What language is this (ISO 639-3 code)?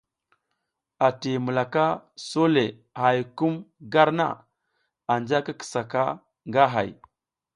giz